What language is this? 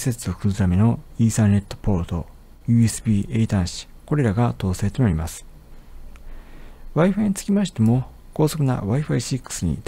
Japanese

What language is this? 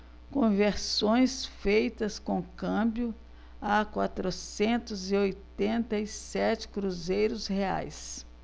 Portuguese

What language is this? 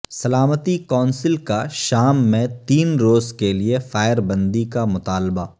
Urdu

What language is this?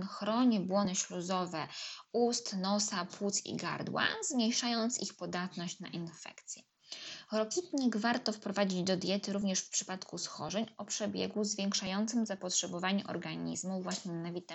Polish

